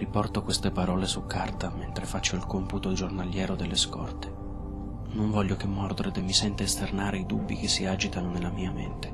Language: Italian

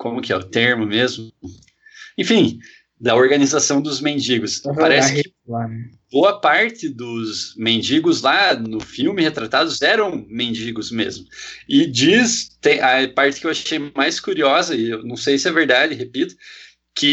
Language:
Portuguese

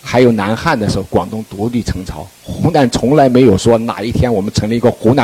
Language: Chinese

